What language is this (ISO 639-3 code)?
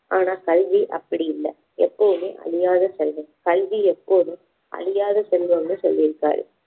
tam